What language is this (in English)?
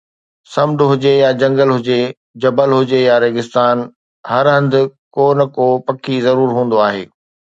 Sindhi